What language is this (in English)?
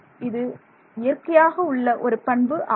Tamil